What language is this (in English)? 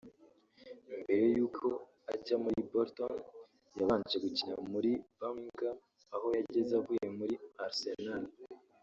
Kinyarwanda